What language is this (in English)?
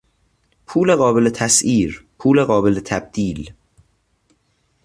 Persian